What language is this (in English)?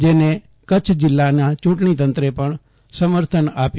Gujarati